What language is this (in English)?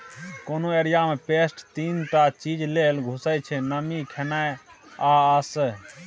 Maithili